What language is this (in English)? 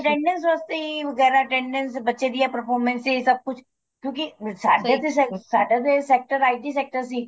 Punjabi